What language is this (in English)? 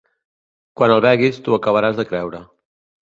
Catalan